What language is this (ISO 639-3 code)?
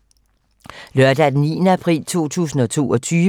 dan